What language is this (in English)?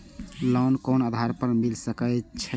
Maithili